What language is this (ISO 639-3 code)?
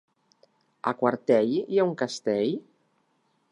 cat